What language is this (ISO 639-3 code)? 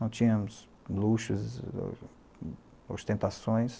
por